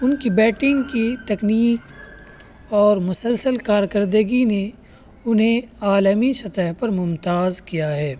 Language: Urdu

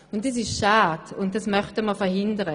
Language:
Swiss German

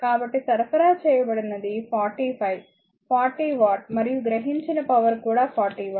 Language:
Telugu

